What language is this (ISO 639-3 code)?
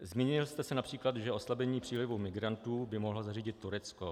ces